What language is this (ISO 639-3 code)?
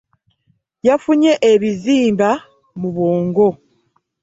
lug